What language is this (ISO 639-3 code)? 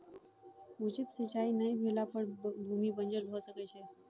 mai